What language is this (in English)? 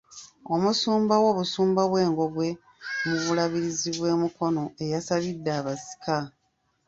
Ganda